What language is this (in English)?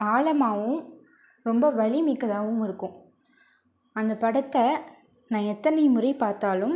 Tamil